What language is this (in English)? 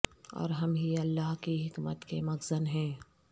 Urdu